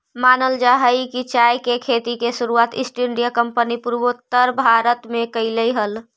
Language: Magahi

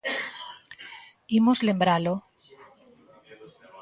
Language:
Galician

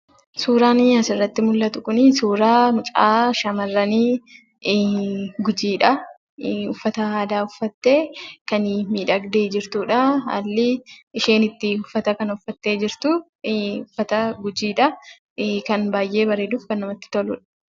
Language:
Oromo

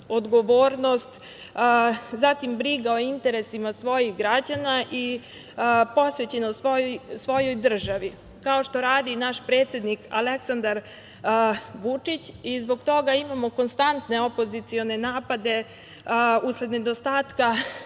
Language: Serbian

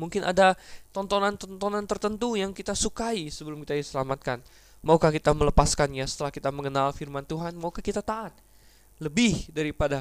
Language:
Indonesian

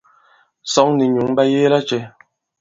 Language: Bankon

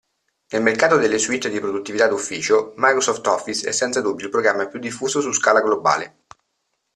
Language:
Italian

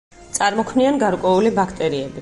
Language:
Georgian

